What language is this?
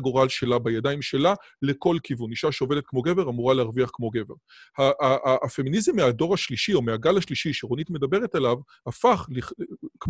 Hebrew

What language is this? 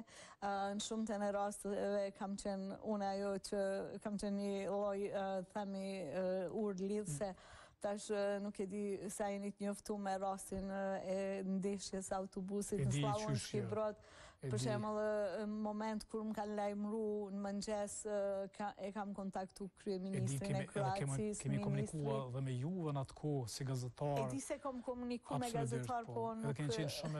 Romanian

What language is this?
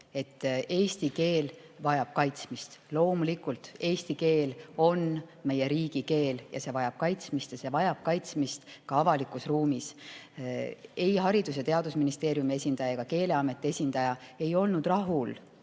Estonian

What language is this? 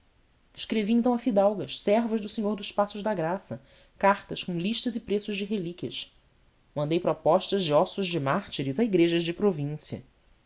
Portuguese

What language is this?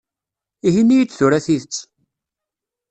Kabyle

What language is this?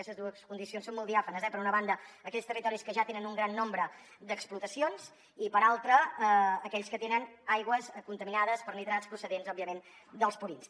Catalan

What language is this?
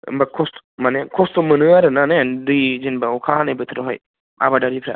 Bodo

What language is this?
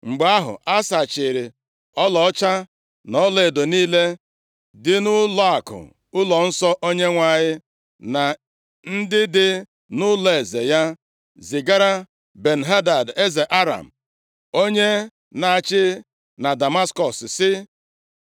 Igbo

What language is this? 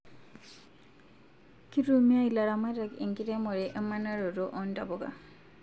Masai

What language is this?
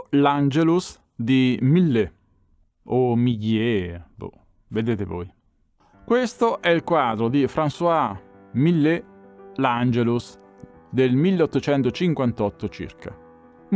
Italian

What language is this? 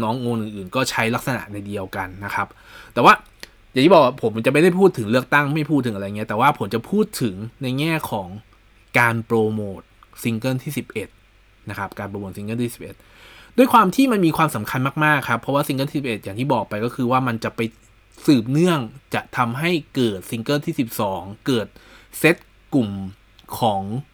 Thai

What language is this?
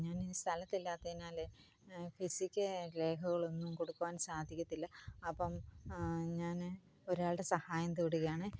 Malayalam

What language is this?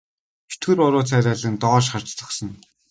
Mongolian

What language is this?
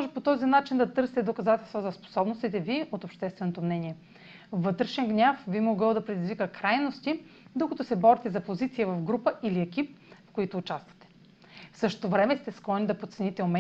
Bulgarian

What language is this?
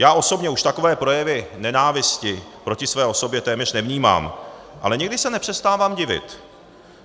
Czech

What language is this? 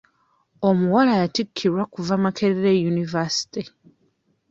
Ganda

